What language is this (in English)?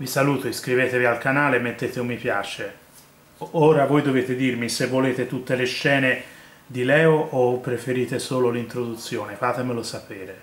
Italian